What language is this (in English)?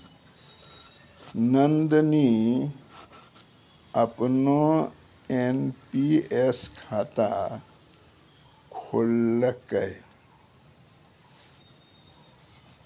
Maithili